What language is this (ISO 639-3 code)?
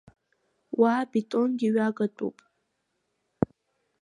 abk